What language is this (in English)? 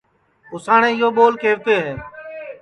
Sansi